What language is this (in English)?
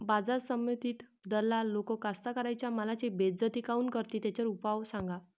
Marathi